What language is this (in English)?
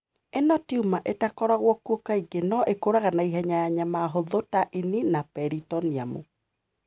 Kikuyu